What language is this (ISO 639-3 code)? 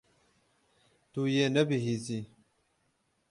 kur